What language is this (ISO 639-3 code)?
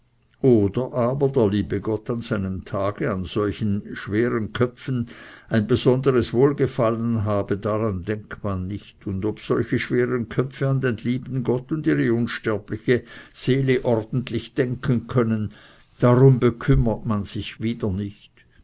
deu